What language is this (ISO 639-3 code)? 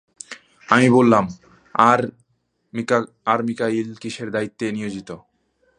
ben